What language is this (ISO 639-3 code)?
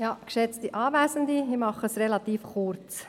gsw